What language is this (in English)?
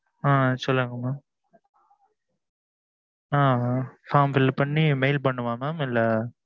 Tamil